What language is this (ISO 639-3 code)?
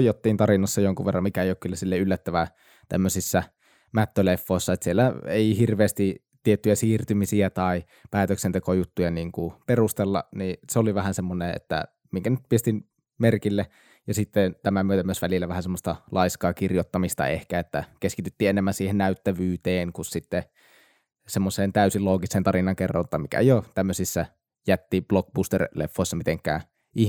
fin